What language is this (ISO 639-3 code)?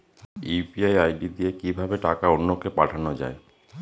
ben